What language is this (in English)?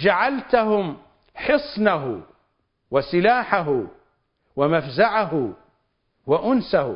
Arabic